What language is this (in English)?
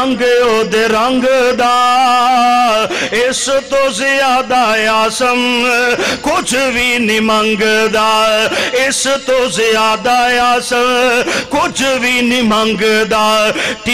Romanian